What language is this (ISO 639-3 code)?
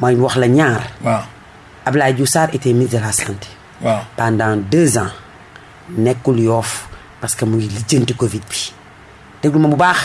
fra